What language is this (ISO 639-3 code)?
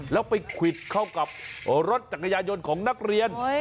tha